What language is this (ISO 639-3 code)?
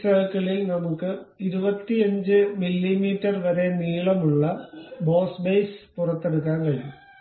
mal